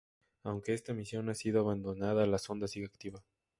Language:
Spanish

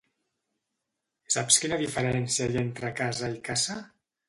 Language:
Catalan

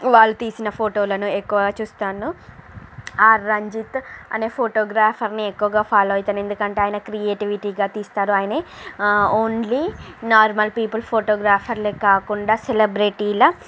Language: Telugu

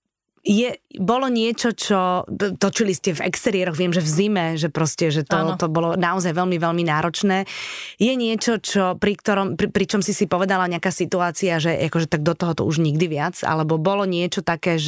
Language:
Slovak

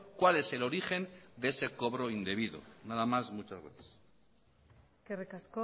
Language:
Spanish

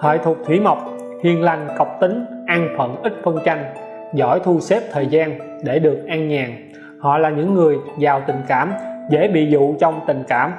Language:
Vietnamese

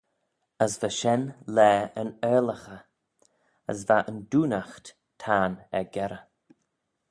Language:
Manx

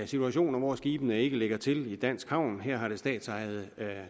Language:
Danish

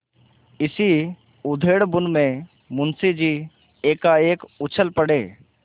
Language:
Hindi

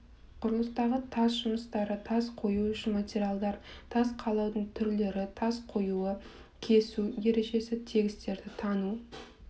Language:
Kazakh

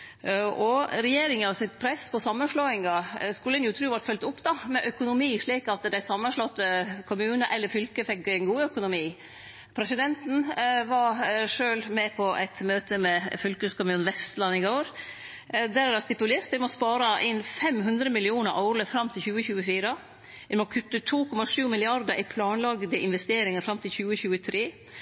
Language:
Norwegian Nynorsk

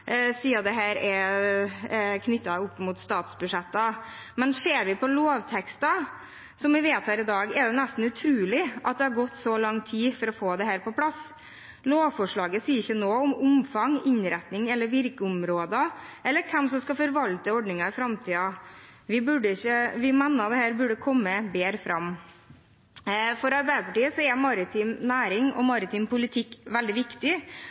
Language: Norwegian Bokmål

